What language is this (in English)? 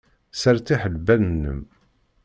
Kabyle